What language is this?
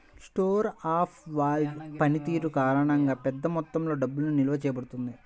Telugu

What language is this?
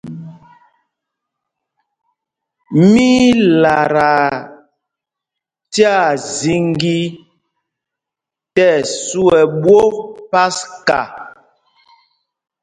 Mpumpong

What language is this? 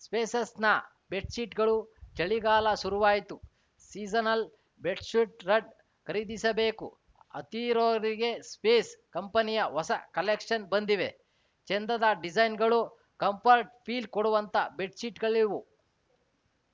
Kannada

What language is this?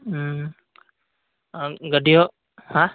Santali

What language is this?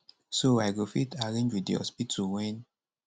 Nigerian Pidgin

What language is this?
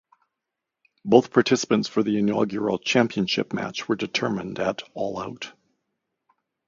English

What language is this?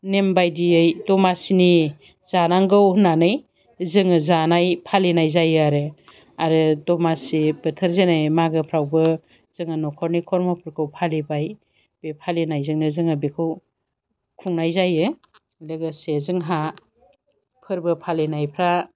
Bodo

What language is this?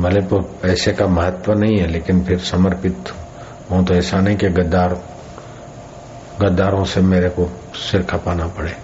Hindi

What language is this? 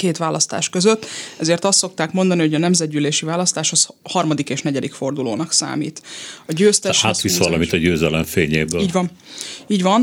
Hungarian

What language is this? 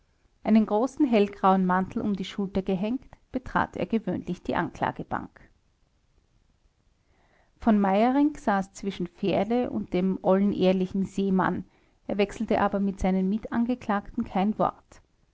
German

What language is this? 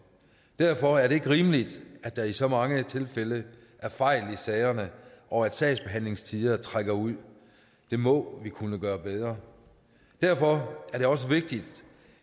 Danish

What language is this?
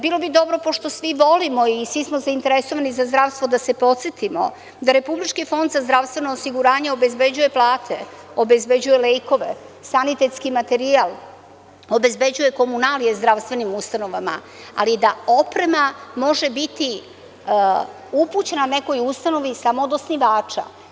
Serbian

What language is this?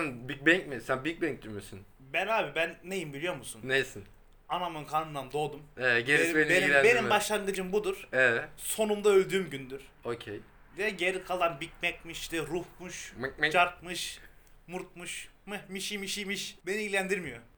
Turkish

